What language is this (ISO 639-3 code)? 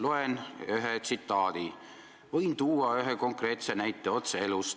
est